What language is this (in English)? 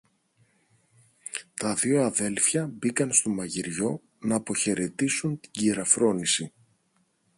Greek